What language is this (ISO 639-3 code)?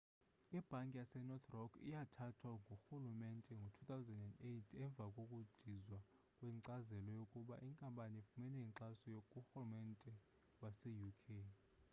xho